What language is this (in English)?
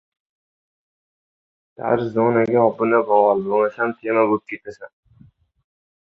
Uzbek